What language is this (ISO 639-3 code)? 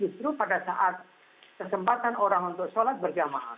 ind